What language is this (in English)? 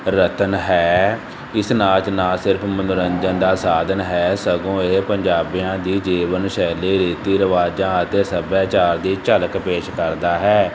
Punjabi